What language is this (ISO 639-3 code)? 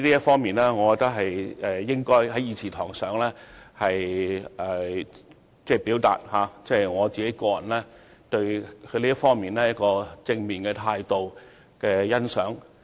yue